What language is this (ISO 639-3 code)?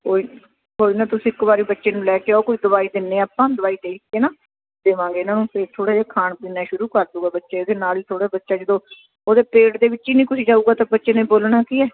pan